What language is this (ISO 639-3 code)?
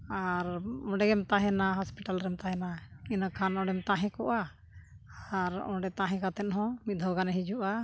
sat